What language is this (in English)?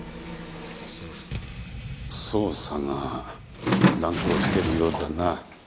Japanese